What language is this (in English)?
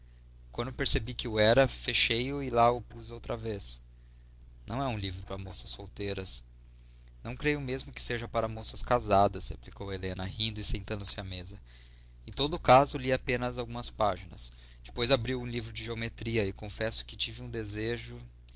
Portuguese